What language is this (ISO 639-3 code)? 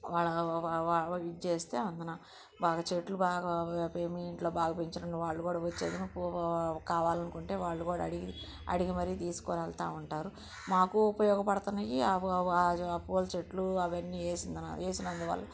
tel